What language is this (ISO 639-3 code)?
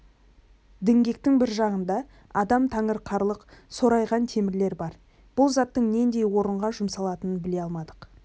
kaz